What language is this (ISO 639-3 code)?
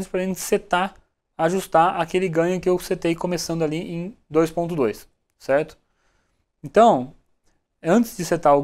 por